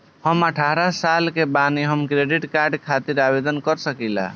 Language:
Bhojpuri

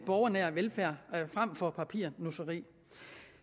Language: Danish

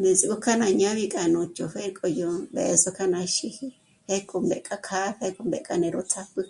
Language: Michoacán Mazahua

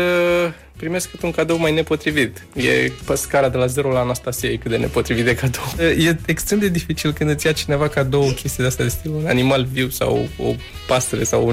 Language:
Romanian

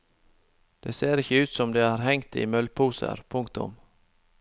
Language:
Norwegian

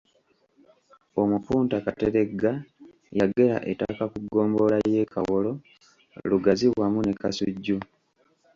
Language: Ganda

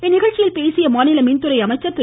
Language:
Tamil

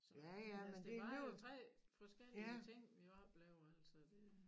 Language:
Danish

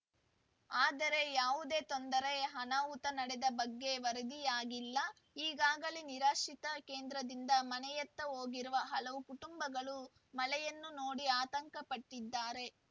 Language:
Kannada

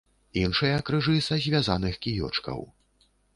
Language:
Belarusian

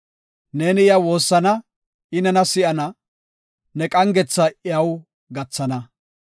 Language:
Gofa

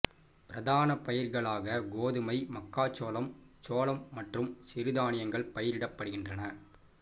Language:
Tamil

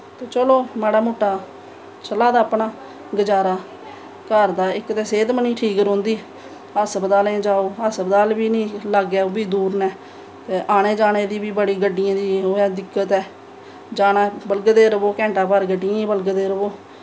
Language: Dogri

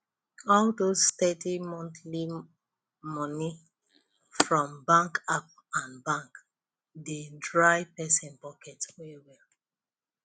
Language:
Nigerian Pidgin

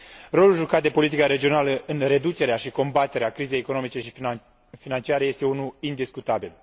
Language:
Romanian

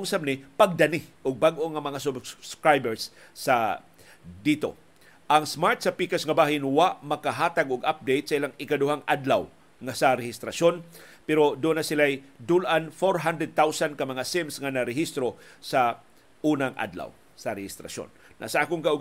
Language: Filipino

